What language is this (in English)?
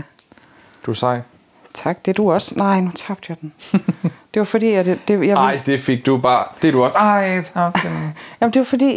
Danish